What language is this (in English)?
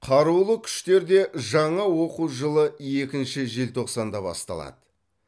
Kazakh